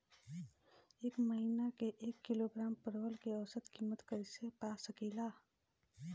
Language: Bhojpuri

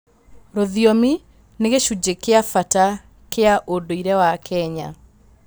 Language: Kikuyu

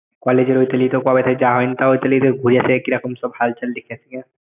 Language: Bangla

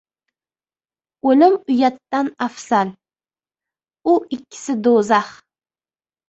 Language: Uzbek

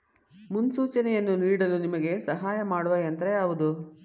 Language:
Kannada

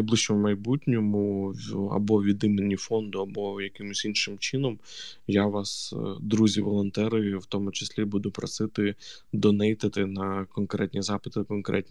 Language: Ukrainian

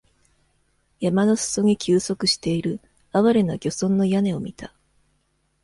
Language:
Japanese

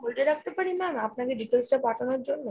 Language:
Bangla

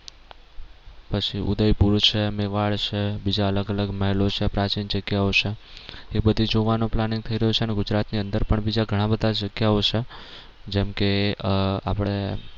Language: Gujarati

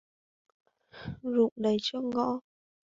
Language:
Vietnamese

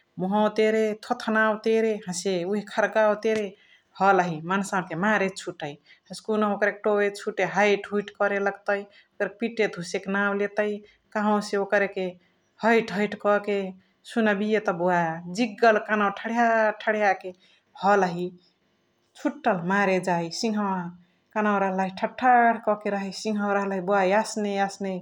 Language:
Chitwania Tharu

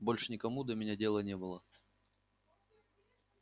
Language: Russian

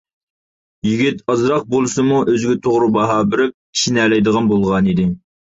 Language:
Uyghur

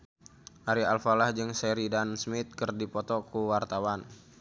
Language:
Sundanese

